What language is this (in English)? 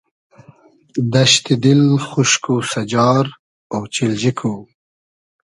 Hazaragi